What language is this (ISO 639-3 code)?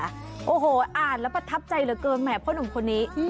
tha